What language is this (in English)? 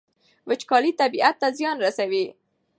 Pashto